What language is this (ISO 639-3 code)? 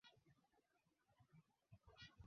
swa